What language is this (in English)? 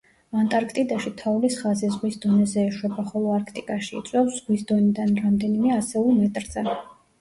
Georgian